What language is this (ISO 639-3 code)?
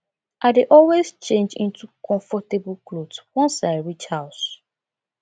pcm